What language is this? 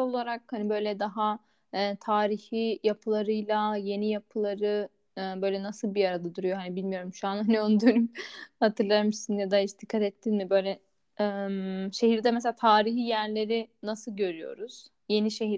Turkish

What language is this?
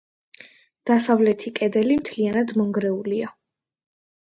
Georgian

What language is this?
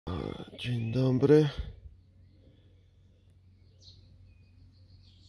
Polish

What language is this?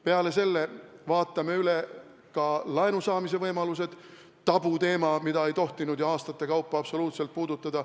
Estonian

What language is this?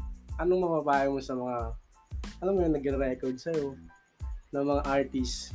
Filipino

